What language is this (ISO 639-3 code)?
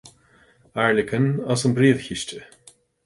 gle